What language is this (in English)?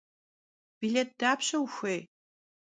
Kabardian